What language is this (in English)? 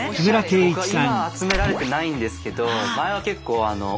Japanese